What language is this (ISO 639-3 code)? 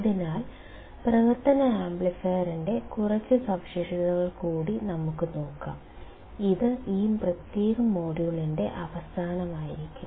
mal